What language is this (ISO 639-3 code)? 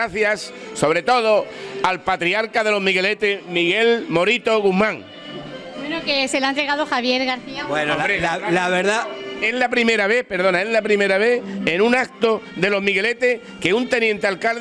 spa